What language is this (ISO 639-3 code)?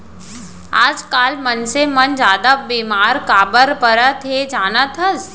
hne